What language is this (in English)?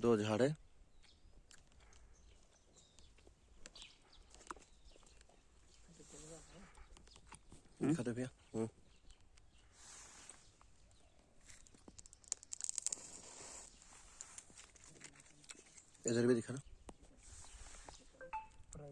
Hindi